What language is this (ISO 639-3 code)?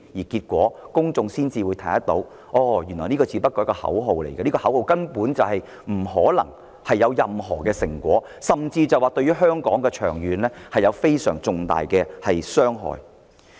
yue